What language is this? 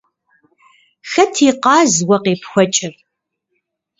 Kabardian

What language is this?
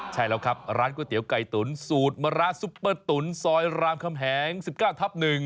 Thai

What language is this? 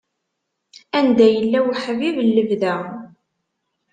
Kabyle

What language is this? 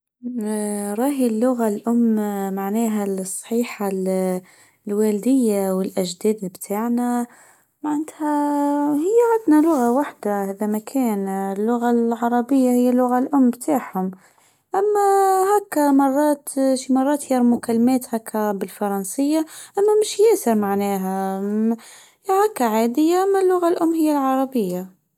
Tunisian Arabic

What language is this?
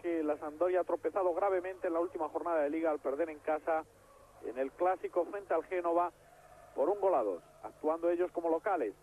Spanish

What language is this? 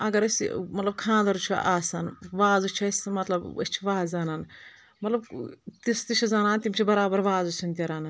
Kashmiri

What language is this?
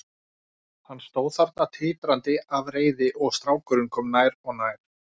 Icelandic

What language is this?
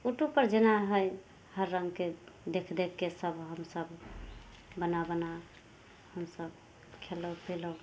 Maithili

